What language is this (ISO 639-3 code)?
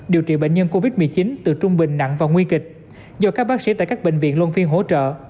vie